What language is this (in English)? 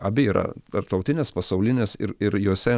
Lithuanian